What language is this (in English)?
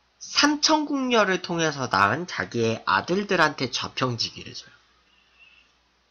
Korean